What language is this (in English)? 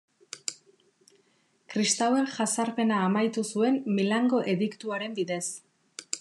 Basque